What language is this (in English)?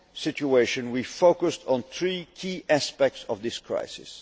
English